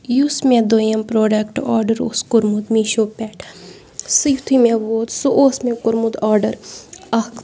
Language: Kashmiri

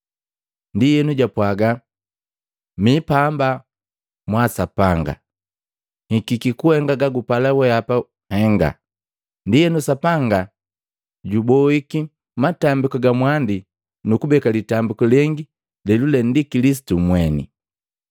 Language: Matengo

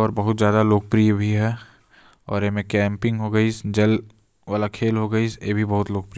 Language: Korwa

